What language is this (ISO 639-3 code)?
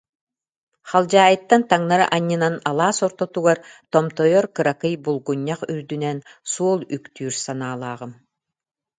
sah